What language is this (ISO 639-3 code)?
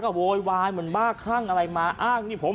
tha